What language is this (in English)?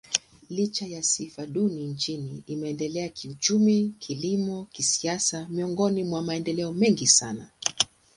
Swahili